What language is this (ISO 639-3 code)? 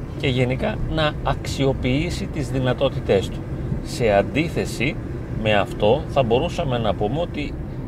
ell